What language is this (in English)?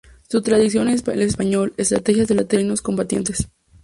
Spanish